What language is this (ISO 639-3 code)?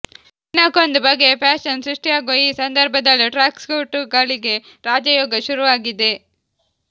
kan